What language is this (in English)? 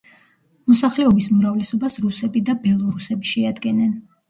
Georgian